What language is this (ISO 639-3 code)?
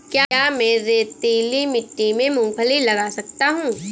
hin